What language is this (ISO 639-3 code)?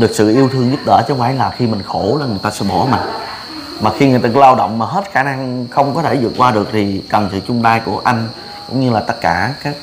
vie